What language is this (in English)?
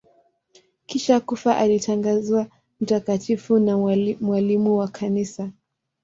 Swahili